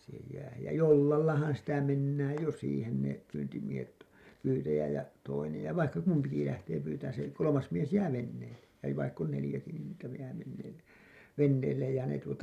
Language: Finnish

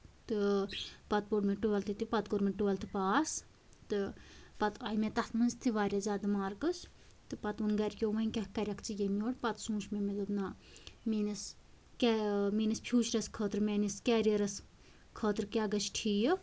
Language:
Kashmiri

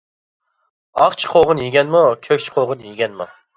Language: Uyghur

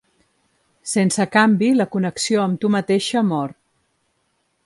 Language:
Catalan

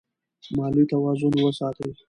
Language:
Pashto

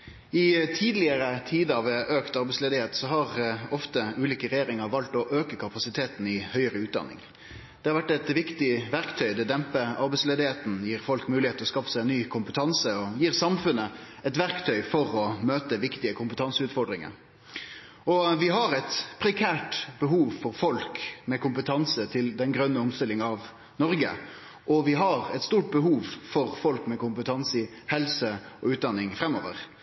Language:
Norwegian Nynorsk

